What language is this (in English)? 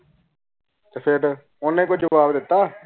Punjabi